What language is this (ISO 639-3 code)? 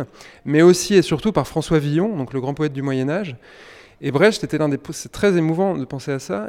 fra